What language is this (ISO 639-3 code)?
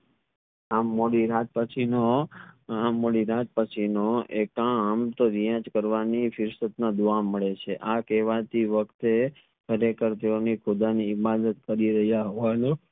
guj